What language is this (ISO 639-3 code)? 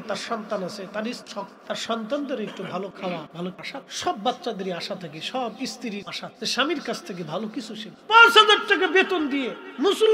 ara